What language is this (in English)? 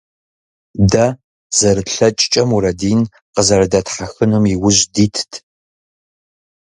Kabardian